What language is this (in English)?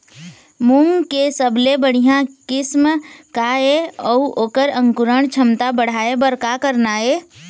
Chhattisgarhi